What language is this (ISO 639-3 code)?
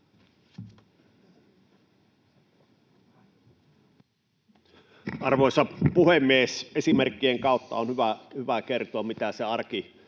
fin